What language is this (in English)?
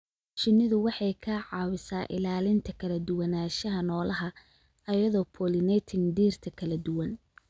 Somali